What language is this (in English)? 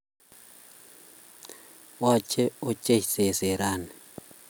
Kalenjin